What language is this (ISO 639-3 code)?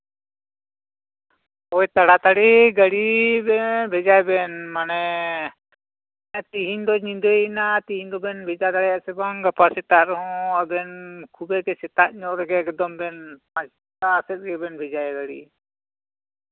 sat